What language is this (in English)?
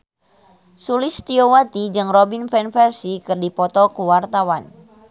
Sundanese